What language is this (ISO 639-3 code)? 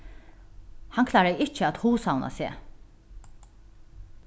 fao